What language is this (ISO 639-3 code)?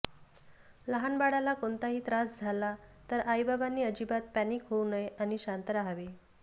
mar